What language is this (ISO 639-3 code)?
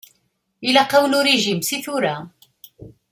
kab